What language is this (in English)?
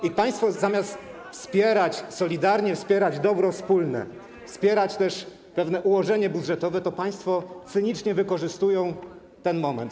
Polish